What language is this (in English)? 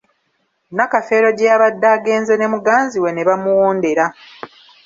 Ganda